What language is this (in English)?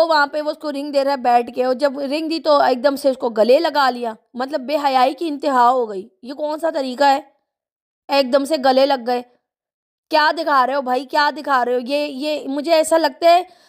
Hindi